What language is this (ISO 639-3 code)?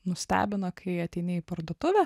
lit